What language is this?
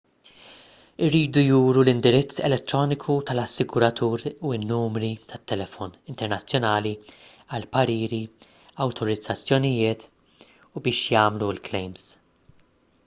Maltese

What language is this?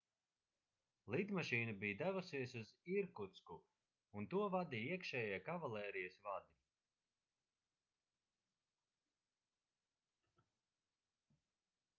Latvian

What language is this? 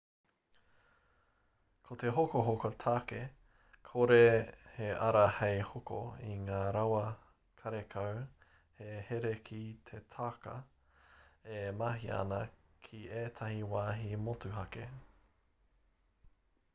Māori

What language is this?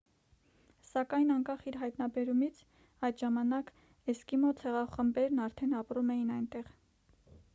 Armenian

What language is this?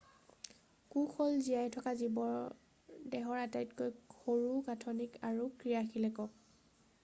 Assamese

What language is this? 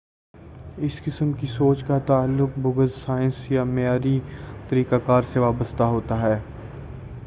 Urdu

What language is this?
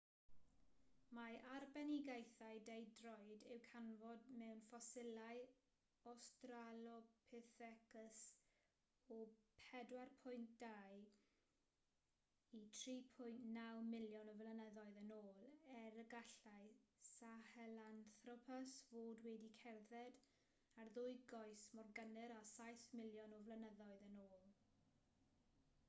Welsh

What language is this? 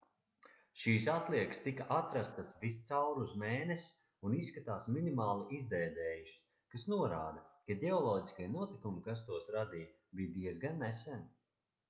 Latvian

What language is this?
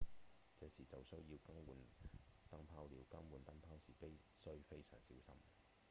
Cantonese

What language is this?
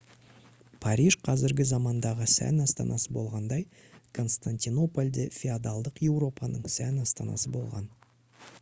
Kazakh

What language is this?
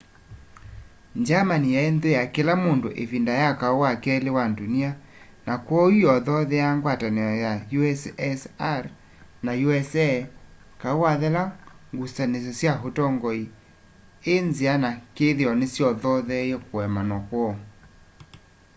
Kamba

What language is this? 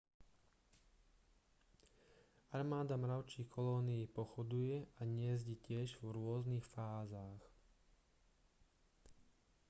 Slovak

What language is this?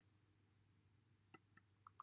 Welsh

